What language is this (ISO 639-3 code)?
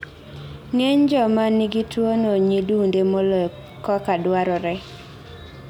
luo